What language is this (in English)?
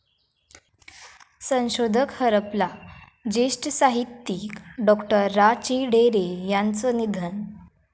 Marathi